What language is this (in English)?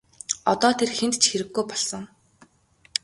Mongolian